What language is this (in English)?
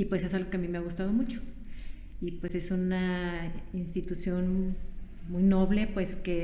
Spanish